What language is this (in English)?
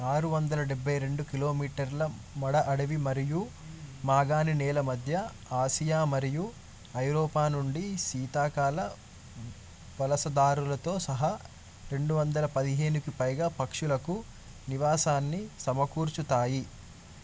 Telugu